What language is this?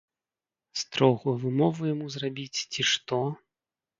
Belarusian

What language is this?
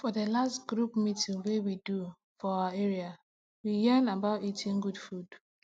Nigerian Pidgin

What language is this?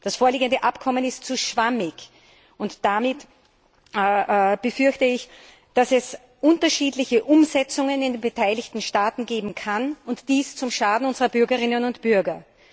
German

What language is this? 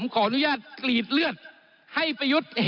Thai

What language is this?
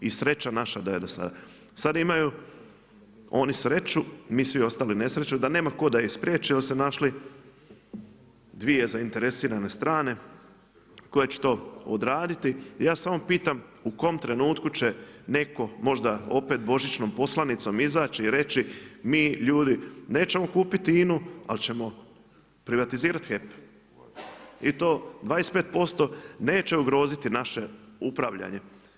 Croatian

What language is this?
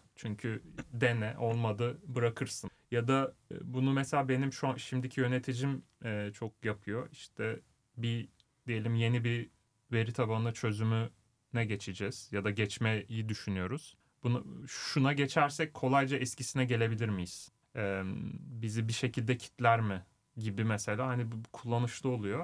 Turkish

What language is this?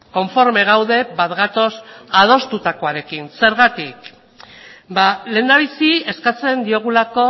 Basque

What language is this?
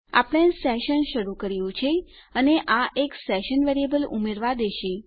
Gujarati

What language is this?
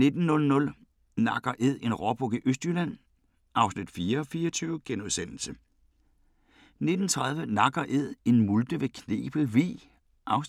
Danish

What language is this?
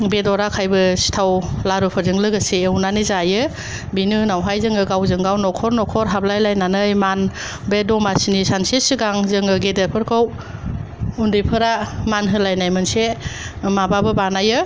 Bodo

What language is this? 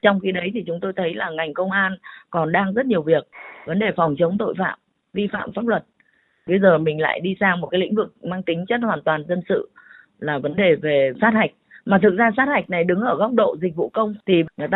Vietnamese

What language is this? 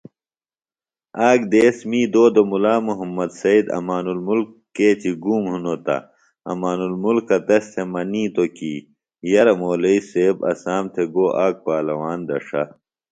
Phalura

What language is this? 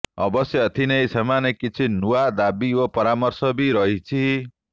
Odia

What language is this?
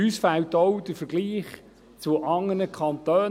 Swiss German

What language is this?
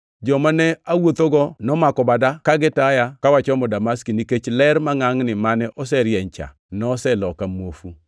Luo (Kenya and Tanzania)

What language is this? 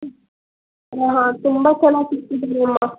Kannada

